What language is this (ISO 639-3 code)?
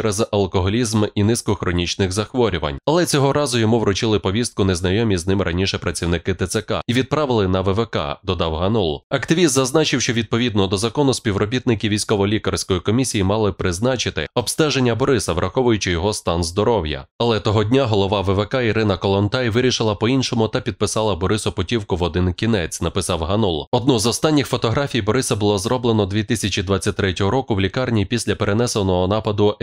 ukr